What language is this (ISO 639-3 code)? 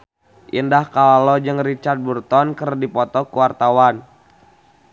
sun